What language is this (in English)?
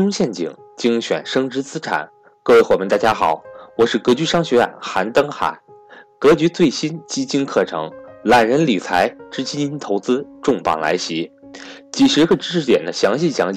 Chinese